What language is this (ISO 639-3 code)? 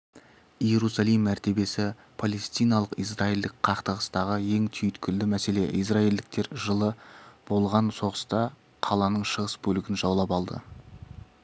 kaz